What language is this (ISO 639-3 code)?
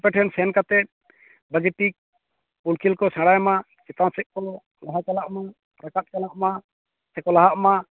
sat